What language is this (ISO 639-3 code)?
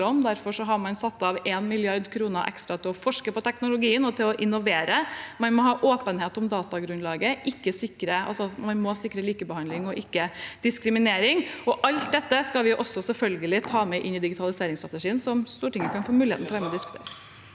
nor